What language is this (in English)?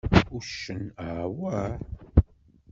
Kabyle